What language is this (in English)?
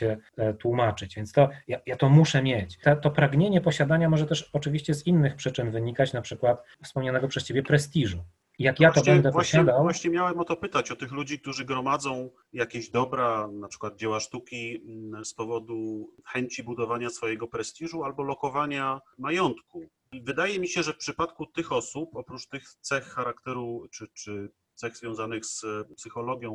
Polish